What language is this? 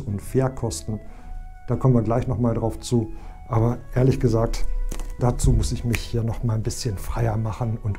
German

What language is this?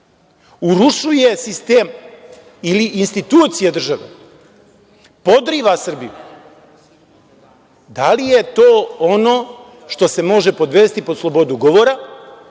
Serbian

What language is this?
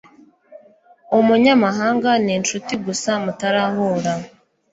Kinyarwanda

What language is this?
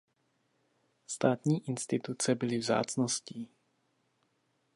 Czech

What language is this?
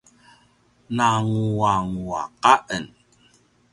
Paiwan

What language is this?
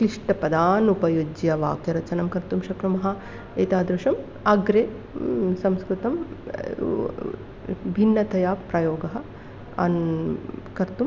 Sanskrit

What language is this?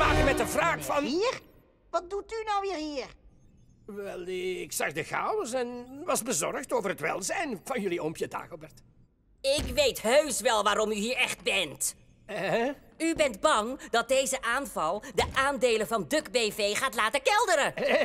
Dutch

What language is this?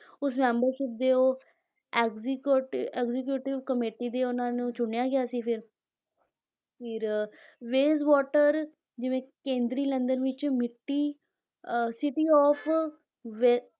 Punjabi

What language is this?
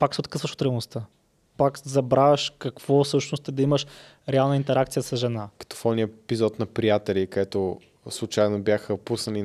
Bulgarian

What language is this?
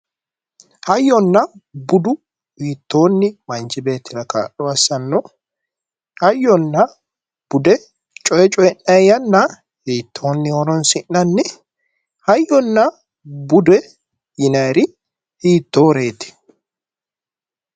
Sidamo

